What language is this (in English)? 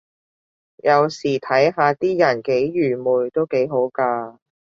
Cantonese